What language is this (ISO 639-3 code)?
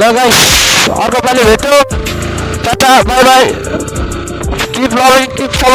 kor